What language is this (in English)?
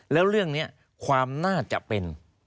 Thai